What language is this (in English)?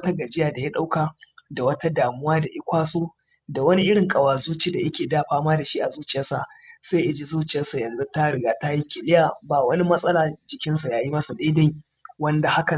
Hausa